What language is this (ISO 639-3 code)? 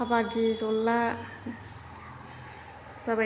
brx